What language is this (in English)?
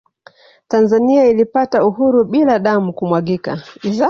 Swahili